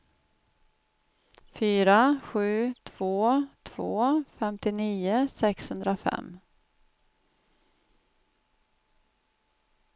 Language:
Swedish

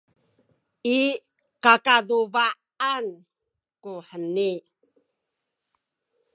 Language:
Sakizaya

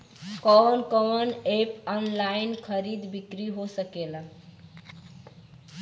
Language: Bhojpuri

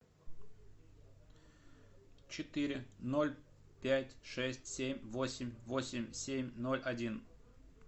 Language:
Russian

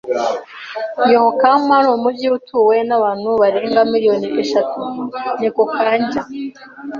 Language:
Kinyarwanda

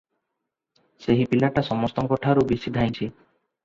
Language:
Odia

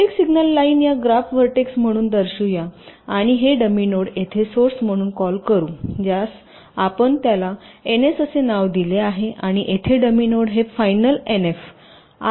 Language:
Marathi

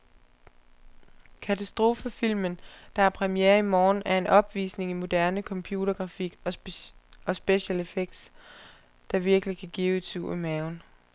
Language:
Danish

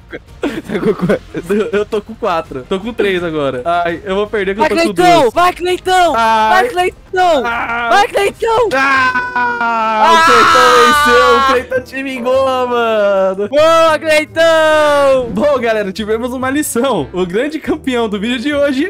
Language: Portuguese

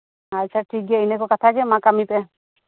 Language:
Santali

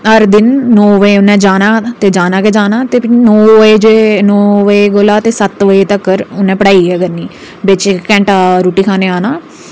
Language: Dogri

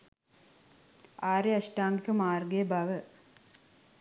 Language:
Sinhala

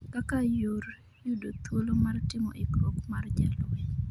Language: Luo (Kenya and Tanzania)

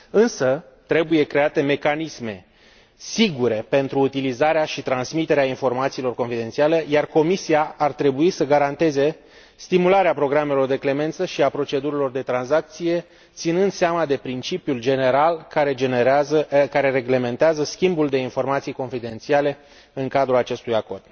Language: Romanian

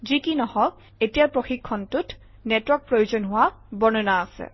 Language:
Assamese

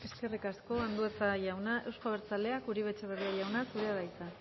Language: Basque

